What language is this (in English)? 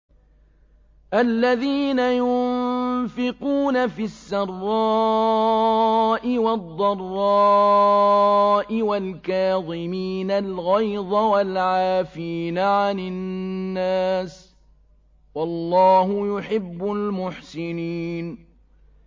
Arabic